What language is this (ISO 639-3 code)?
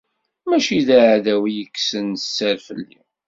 kab